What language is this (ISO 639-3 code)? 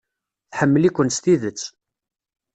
kab